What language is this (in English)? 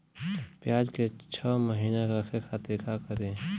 Bhojpuri